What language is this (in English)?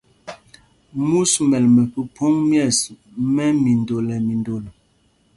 Mpumpong